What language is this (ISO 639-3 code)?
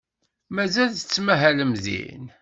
kab